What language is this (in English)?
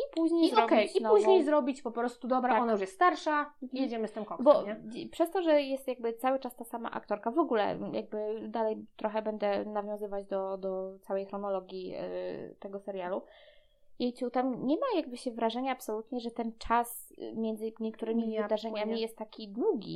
Polish